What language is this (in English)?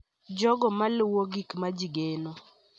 Luo (Kenya and Tanzania)